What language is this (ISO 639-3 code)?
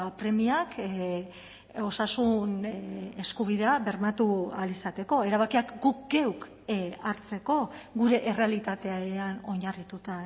eus